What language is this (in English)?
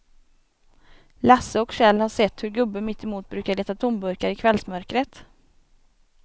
Swedish